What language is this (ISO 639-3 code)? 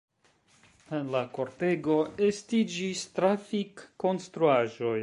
epo